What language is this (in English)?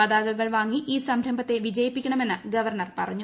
Malayalam